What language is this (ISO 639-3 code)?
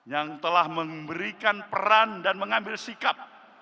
ind